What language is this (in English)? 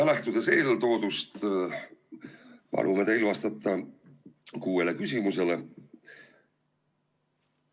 Estonian